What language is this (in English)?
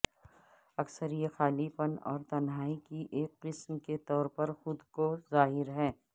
Urdu